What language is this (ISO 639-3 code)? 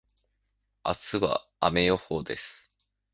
jpn